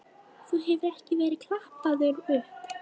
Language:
Icelandic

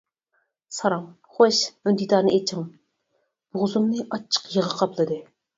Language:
Uyghur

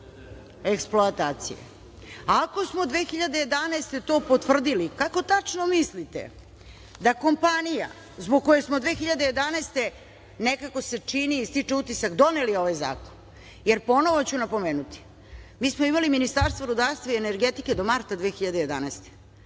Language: Serbian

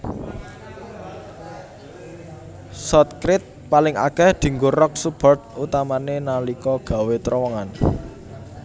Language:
Javanese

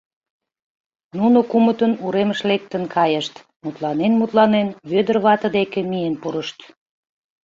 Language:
Mari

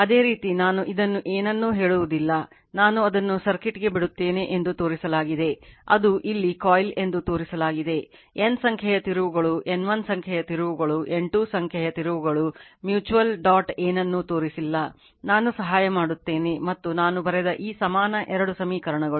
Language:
Kannada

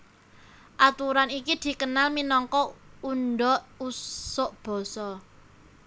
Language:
Javanese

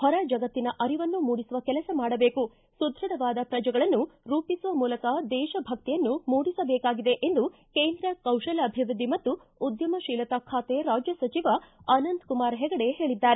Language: Kannada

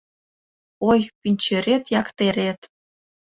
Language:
Mari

